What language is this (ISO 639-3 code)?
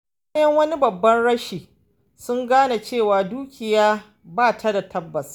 hau